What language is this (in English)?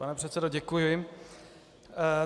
Czech